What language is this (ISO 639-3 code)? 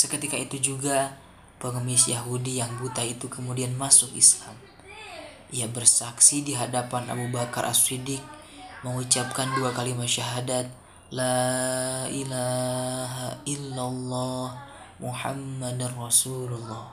ind